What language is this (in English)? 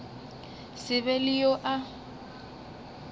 Northern Sotho